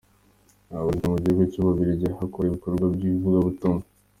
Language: Kinyarwanda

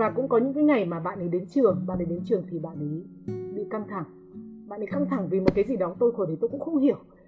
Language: Vietnamese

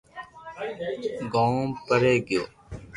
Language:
Loarki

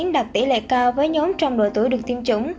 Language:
Vietnamese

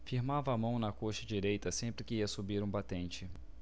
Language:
Portuguese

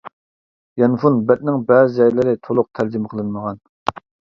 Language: Uyghur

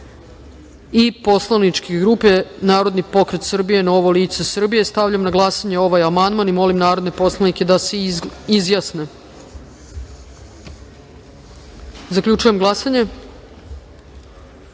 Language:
Serbian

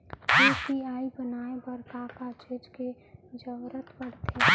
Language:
Chhattisgarhi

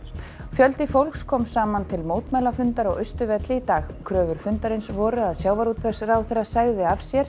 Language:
Icelandic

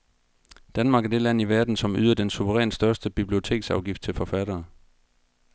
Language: Danish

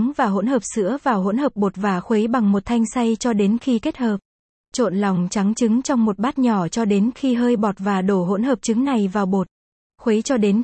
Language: Vietnamese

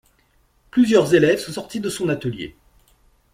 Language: French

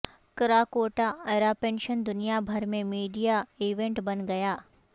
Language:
Urdu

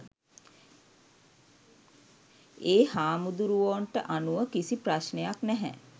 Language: Sinhala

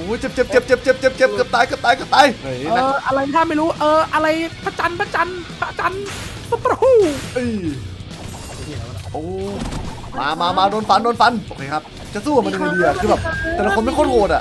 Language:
Thai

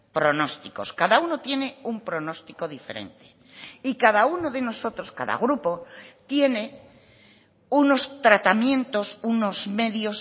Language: Spanish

